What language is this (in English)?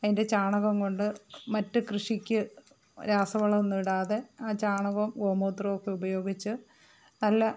Malayalam